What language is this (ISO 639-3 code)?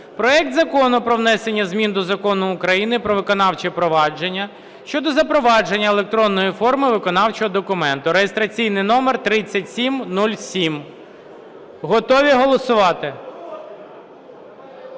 ukr